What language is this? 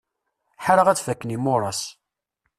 Kabyle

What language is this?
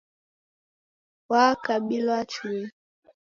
Taita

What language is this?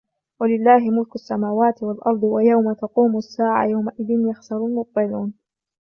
Arabic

